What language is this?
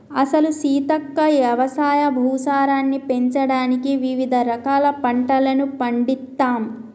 Telugu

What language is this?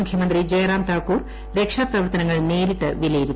Malayalam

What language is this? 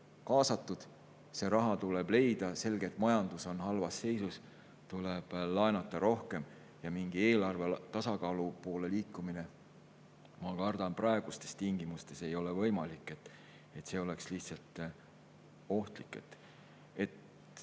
Estonian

